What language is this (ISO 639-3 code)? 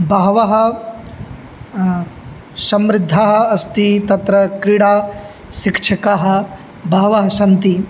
san